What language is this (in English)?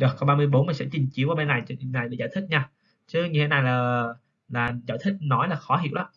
Vietnamese